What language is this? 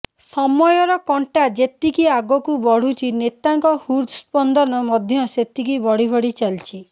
Odia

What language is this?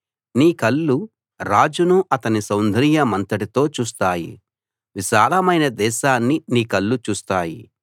Telugu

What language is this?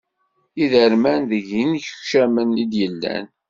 Kabyle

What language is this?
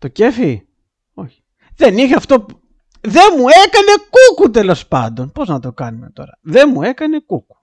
Greek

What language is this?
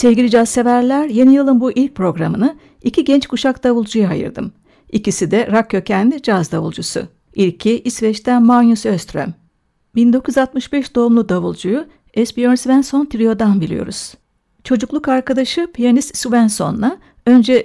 Turkish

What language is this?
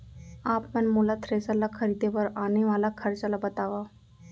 Chhattisgarhi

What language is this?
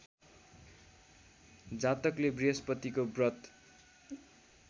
Nepali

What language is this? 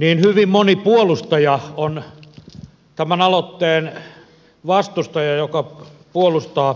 Finnish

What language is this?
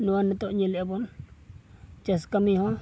Santali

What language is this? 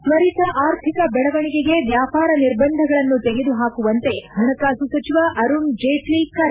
Kannada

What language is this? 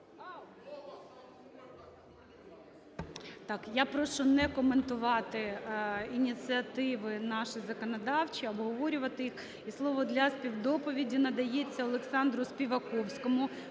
Ukrainian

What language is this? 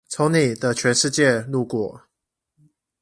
Chinese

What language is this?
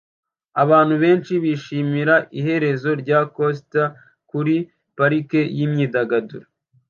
Kinyarwanda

